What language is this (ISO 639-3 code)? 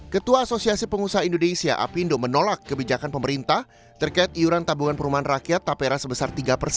ind